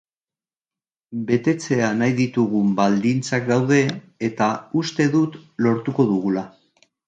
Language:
Basque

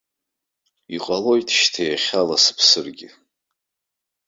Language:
Abkhazian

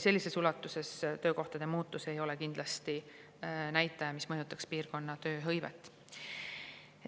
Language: Estonian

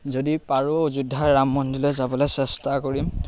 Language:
Assamese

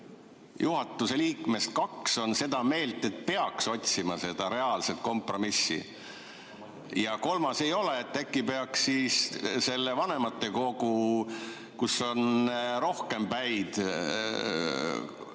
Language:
Estonian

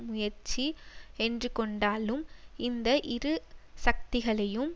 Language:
Tamil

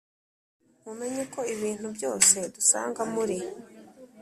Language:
Kinyarwanda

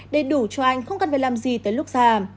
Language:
Vietnamese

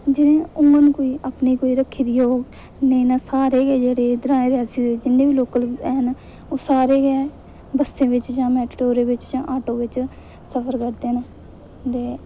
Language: Dogri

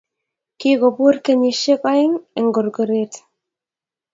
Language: Kalenjin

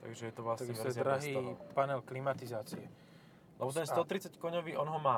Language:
Slovak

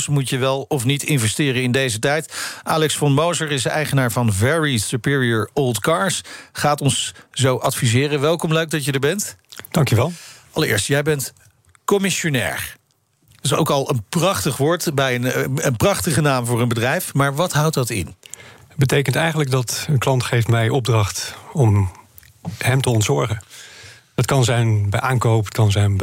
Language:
Dutch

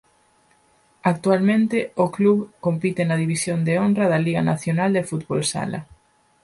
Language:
Galician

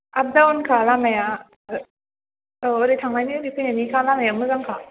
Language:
Bodo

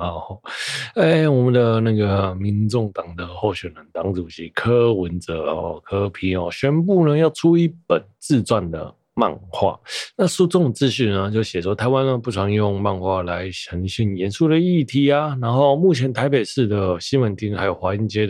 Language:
Chinese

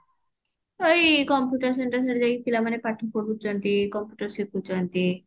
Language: Odia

